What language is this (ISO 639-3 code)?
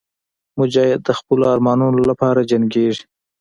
pus